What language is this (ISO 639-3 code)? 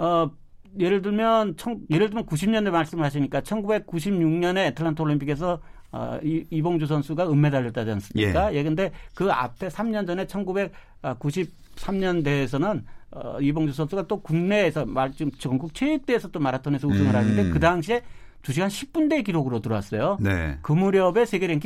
kor